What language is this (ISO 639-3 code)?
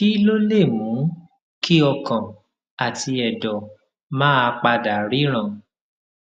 yor